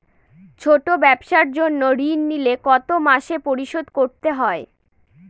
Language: Bangla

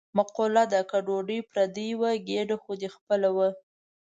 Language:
Pashto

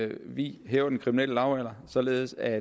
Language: Danish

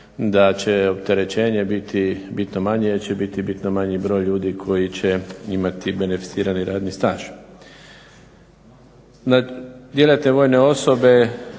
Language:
Croatian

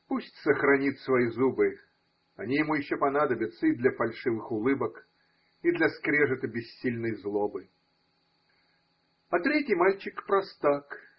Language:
Russian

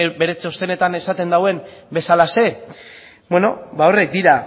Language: Basque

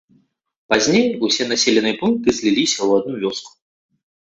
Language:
Belarusian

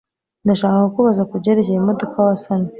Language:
Kinyarwanda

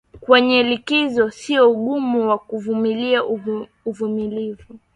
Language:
Swahili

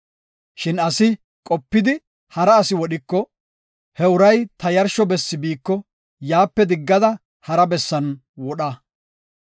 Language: Gofa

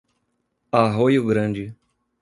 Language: Portuguese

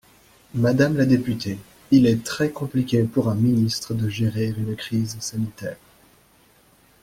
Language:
French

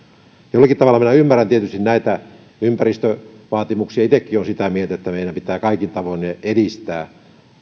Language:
Finnish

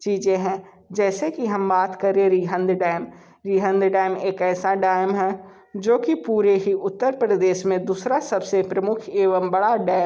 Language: Hindi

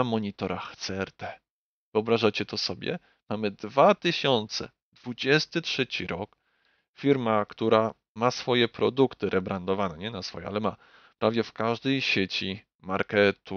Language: Polish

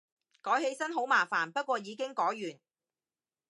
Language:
Cantonese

